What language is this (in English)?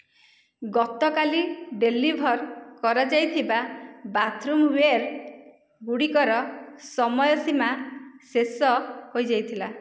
Odia